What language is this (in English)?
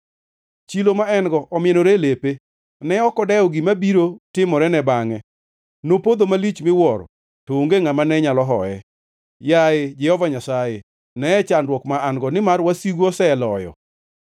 Luo (Kenya and Tanzania)